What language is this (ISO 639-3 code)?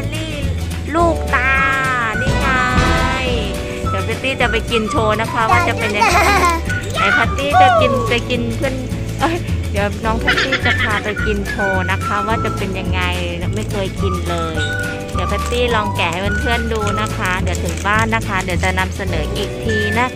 tha